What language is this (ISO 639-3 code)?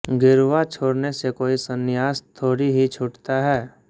hin